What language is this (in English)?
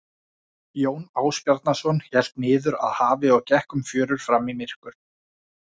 Icelandic